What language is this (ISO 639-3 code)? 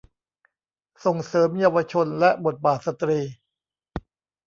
tha